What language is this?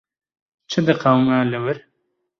Kurdish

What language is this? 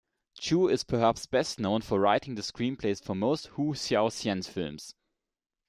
English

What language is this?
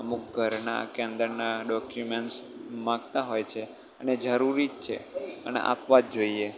Gujarati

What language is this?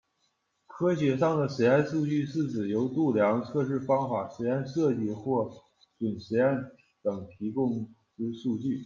Chinese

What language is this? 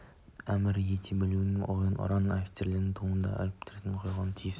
Kazakh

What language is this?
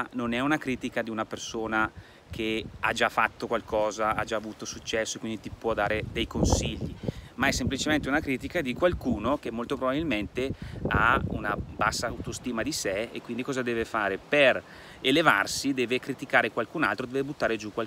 Italian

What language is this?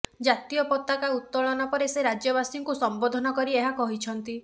Odia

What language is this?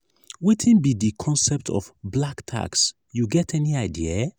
Nigerian Pidgin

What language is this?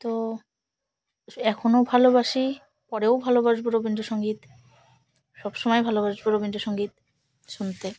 Bangla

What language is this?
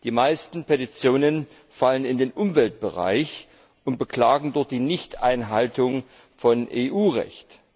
German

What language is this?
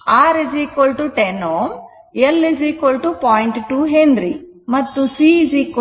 Kannada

